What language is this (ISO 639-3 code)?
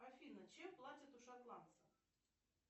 rus